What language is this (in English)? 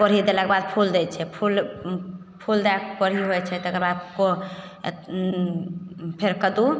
Maithili